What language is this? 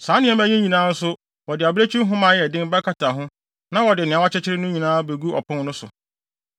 Akan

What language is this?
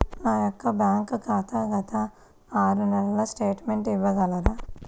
Telugu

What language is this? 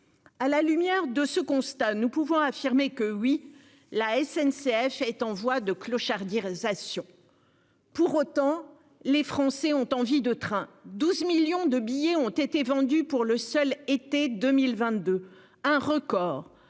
French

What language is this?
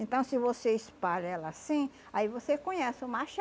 Portuguese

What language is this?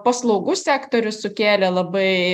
Lithuanian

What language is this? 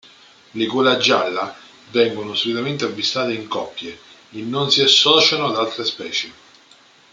Italian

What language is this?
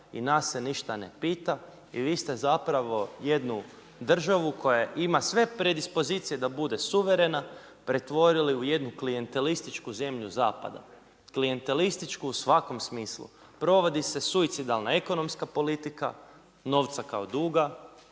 Croatian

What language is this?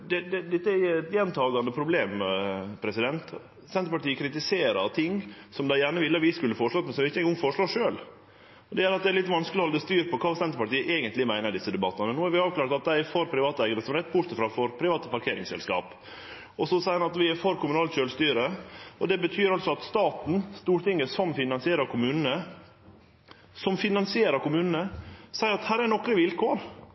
Norwegian Nynorsk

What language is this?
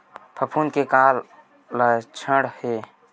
Chhattisgarhi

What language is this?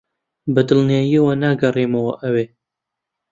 Central Kurdish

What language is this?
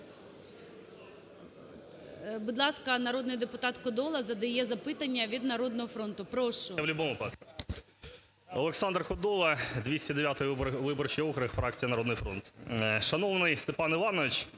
Ukrainian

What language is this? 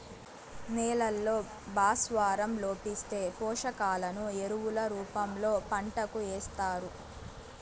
Telugu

